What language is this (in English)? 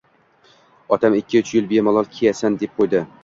Uzbek